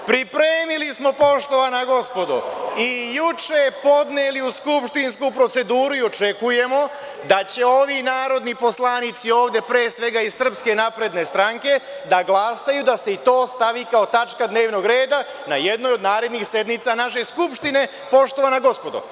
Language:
Serbian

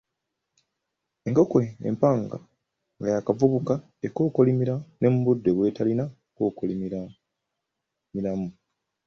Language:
Ganda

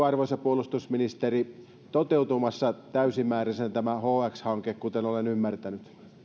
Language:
Finnish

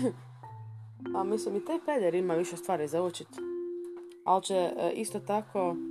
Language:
Croatian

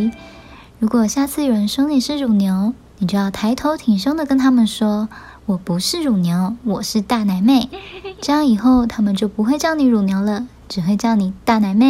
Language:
Chinese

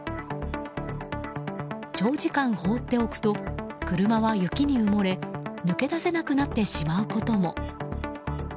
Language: Japanese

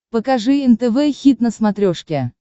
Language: Russian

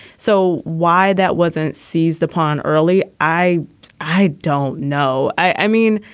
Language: English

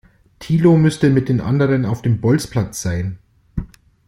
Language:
German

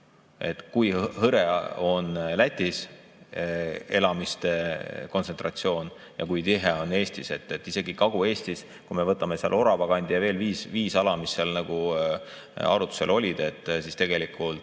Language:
Estonian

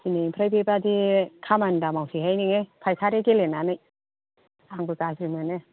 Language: Bodo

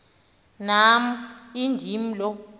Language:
Xhosa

